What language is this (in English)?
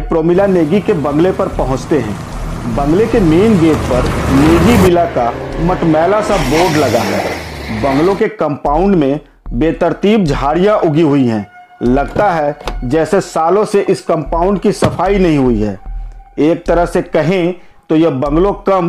Hindi